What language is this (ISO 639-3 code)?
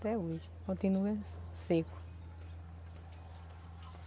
por